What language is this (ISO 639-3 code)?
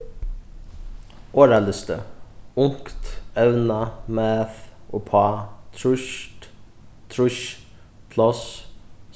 fao